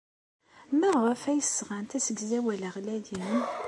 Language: Kabyle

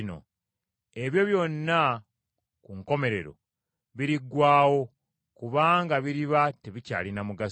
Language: Ganda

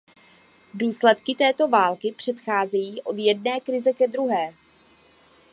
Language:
Czech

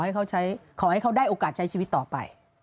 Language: Thai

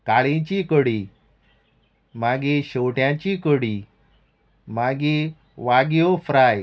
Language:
Konkani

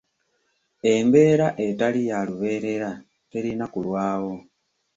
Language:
Ganda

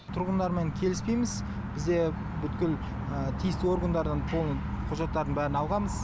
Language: Kazakh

